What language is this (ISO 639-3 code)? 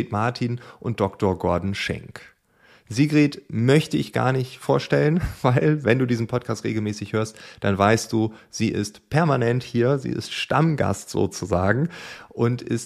deu